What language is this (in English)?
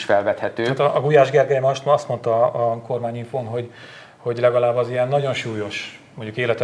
Hungarian